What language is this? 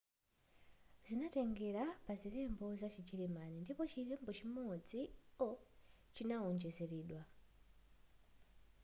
Nyanja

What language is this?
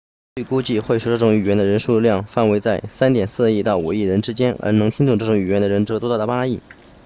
Chinese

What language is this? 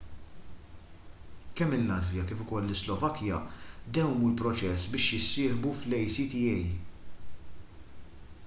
Maltese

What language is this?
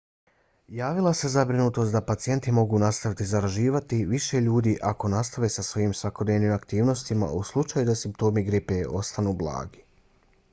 Bosnian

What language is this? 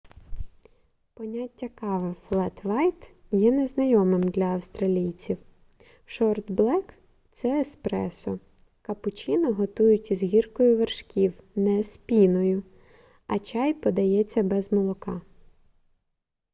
Ukrainian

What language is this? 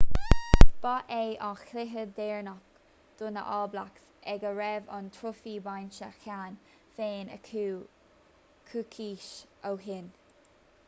Irish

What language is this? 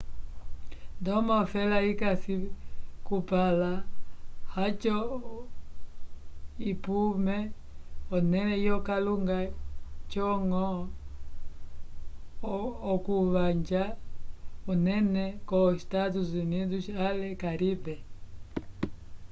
Umbundu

